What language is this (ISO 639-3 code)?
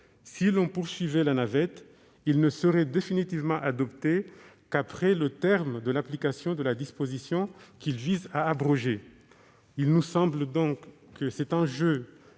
fra